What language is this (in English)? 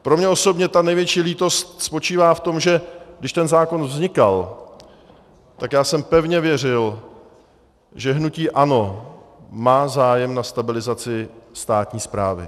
Czech